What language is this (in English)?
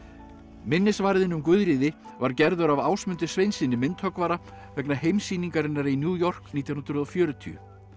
Icelandic